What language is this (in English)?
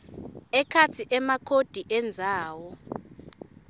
Swati